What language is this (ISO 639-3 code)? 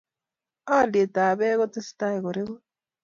kln